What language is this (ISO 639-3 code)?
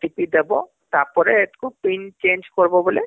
ori